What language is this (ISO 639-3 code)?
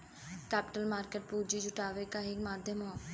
bho